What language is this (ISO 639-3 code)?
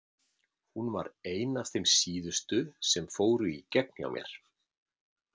isl